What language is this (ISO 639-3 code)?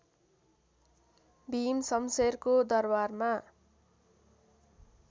nep